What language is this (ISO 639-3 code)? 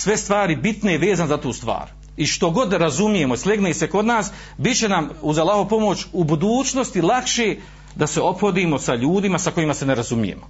hrv